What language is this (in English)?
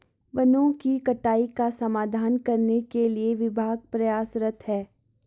Hindi